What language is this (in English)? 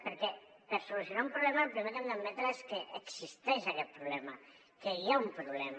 Catalan